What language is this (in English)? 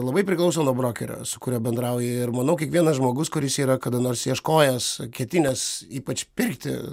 Lithuanian